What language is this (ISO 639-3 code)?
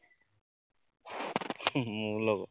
asm